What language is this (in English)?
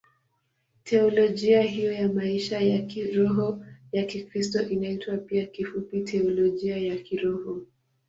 Swahili